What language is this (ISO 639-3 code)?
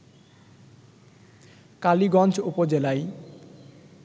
ben